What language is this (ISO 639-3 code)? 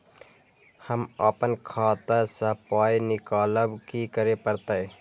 mai